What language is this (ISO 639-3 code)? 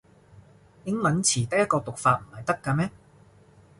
yue